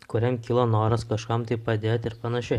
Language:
Lithuanian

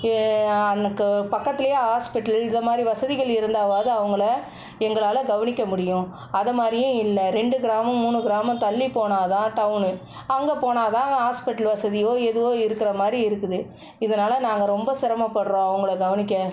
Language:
Tamil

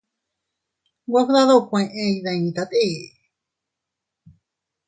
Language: Teutila Cuicatec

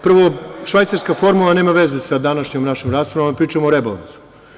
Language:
Serbian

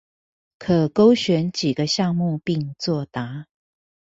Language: Chinese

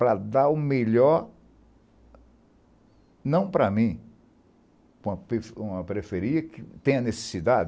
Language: Portuguese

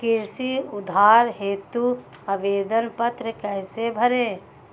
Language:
Hindi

